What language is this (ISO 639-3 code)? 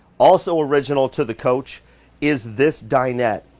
eng